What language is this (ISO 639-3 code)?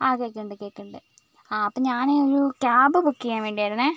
mal